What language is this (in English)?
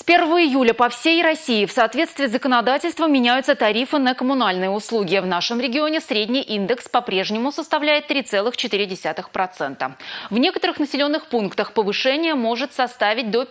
Russian